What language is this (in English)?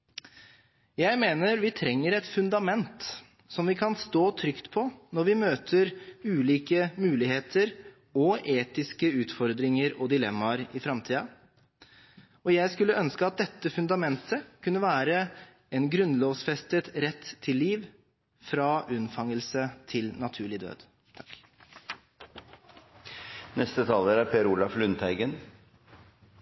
Norwegian Bokmål